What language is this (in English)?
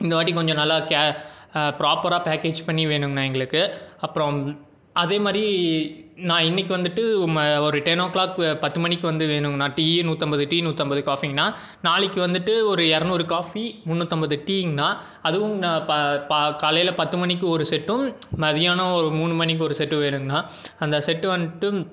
Tamil